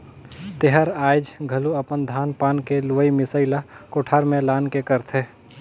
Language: Chhattisgarhi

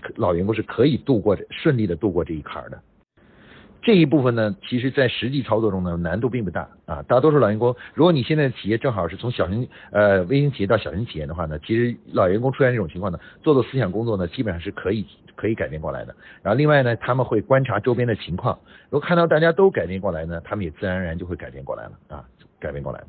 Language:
Chinese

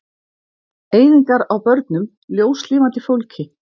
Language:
Icelandic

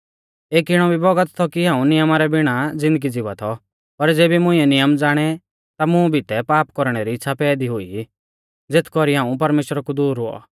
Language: Mahasu Pahari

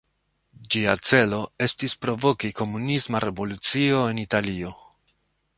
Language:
Esperanto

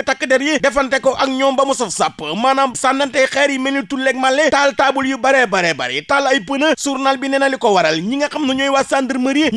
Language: Indonesian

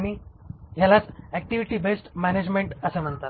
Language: Marathi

